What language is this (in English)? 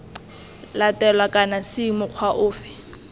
Tswana